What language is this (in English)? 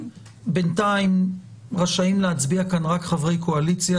Hebrew